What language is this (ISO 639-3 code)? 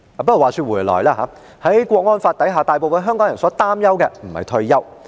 yue